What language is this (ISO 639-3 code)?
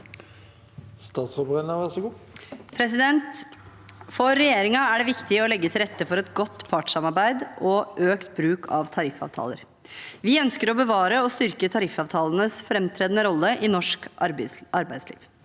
nor